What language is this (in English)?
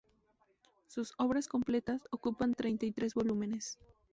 Spanish